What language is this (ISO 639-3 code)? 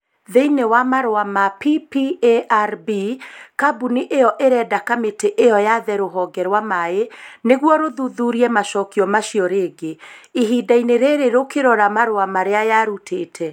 kik